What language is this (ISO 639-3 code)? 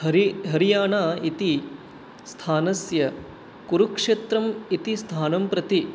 san